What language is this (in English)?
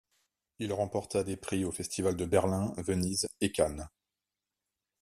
French